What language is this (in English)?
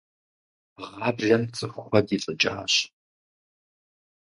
Kabardian